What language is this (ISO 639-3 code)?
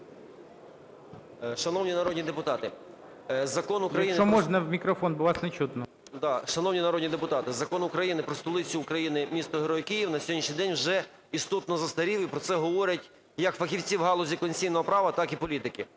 ukr